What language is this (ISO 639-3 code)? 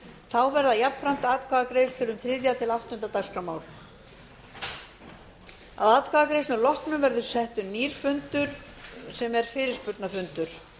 isl